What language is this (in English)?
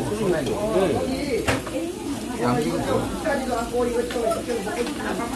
Korean